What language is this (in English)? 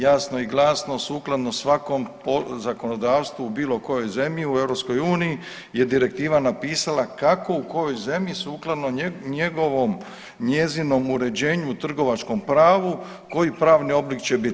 Croatian